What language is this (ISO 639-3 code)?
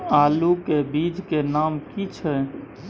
mai